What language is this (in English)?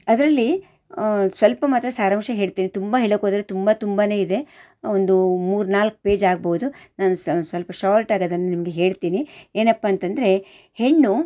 Kannada